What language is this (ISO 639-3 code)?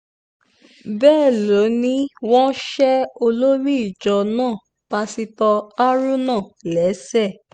yor